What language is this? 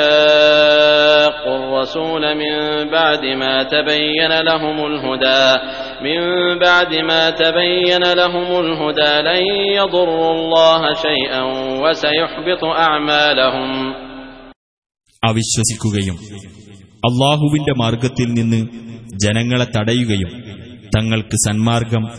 Arabic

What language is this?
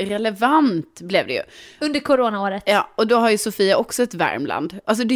Swedish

